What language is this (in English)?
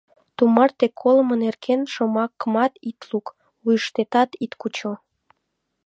Mari